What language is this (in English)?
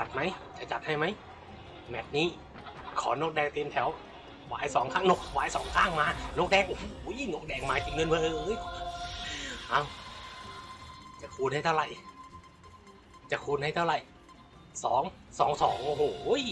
Thai